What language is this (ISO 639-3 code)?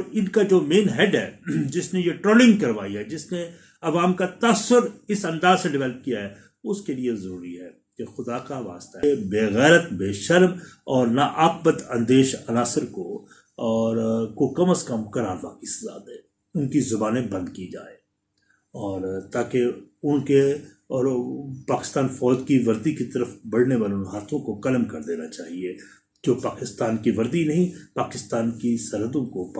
urd